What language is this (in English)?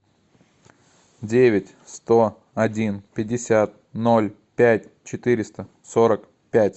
Russian